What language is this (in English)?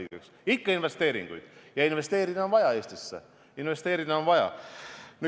Estonian